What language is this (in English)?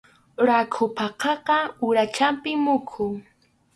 Arequipa-La Unión Quechua